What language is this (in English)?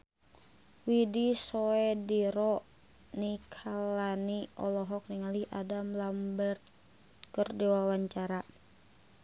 Sundanese